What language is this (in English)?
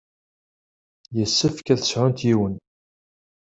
Kabyle